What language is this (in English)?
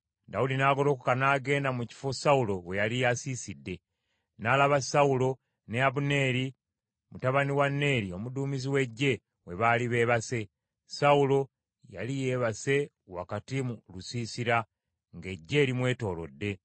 Ganda